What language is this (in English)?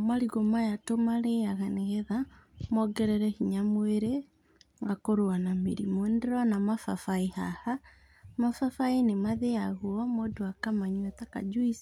Kikuyu